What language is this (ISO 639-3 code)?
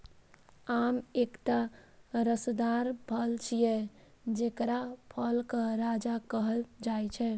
mai